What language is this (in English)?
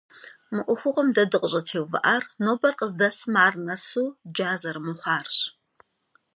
Kabardian